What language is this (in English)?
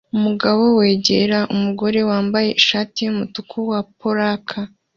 Kinyarwanda